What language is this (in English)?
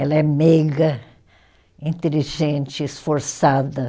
Portuguese